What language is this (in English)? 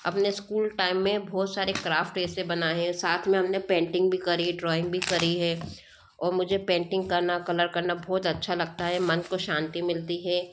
Hindi